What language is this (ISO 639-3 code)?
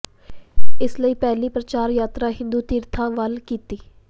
pan